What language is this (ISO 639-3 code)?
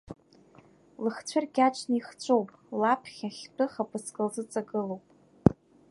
abk